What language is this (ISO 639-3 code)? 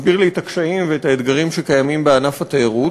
heb